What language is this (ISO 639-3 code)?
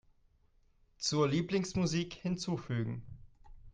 deu